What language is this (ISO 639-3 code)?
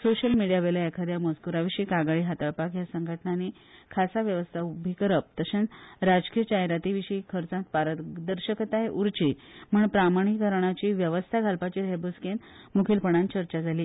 kok